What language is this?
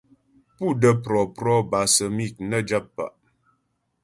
Ghomala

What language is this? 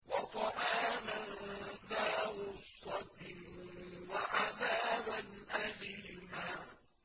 Arabic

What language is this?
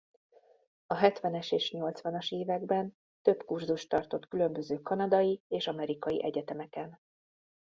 Hungarian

